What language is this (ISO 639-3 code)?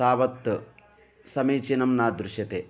san